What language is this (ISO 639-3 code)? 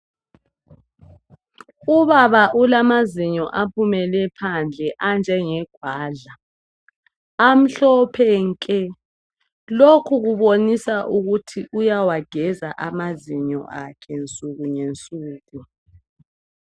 nde